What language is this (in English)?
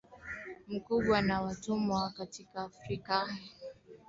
Swahili